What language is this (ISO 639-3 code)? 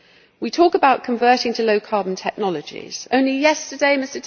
eng